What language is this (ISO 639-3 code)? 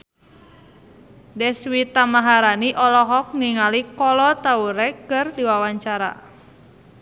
sun